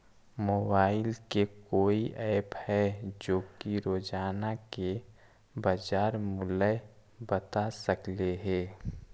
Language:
Magahi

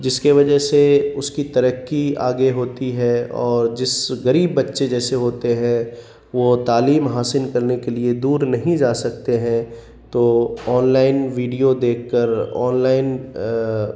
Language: Urdu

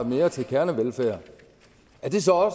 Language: Danish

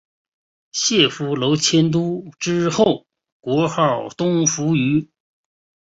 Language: Chinese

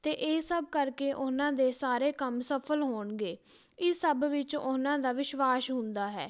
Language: Punjabi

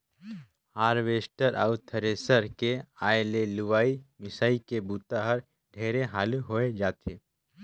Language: Chhattisgarhi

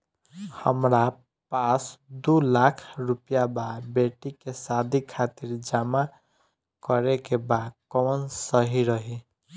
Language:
Bhojpuri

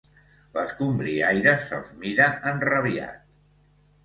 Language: Catalan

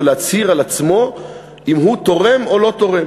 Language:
Hebrew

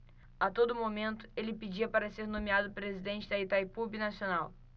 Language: Portuguese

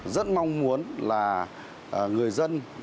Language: Vietnamese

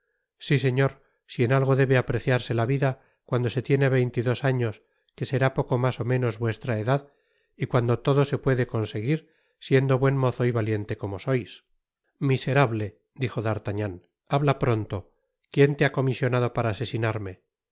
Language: Spanish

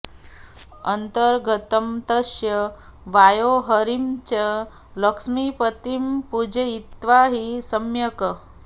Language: Sanskrit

